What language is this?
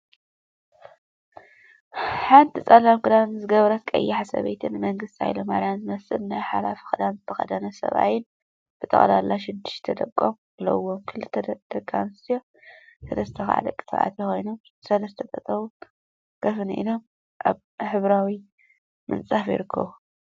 Tigrinya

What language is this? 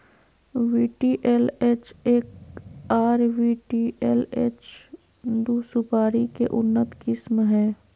Magahi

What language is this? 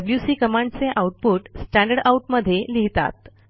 Marathi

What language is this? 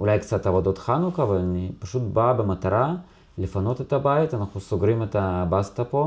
Hebrew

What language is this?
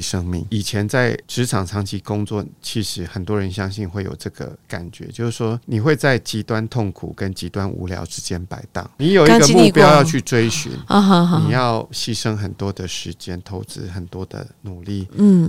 Chinese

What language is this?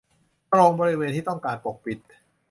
Thai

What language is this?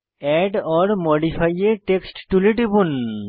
Bangla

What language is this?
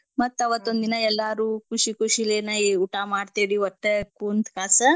Kannada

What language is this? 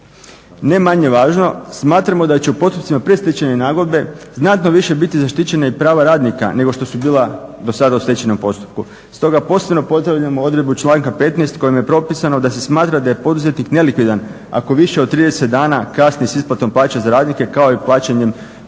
Croatian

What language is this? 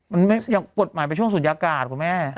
Thai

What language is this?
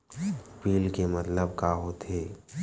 Chhattisgarhi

